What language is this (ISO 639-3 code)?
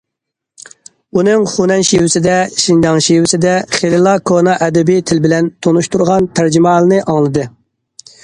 uig